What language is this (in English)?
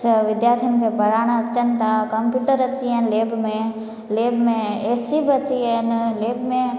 Sindhi